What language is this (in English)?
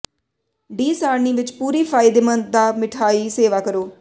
Punjabi